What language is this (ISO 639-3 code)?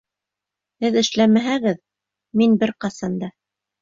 bak